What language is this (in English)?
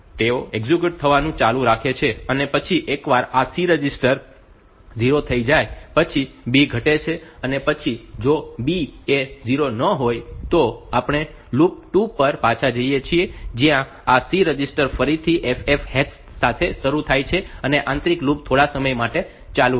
Gujarati